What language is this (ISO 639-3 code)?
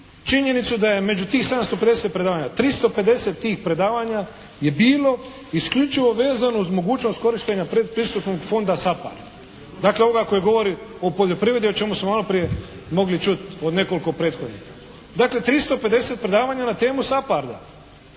hrv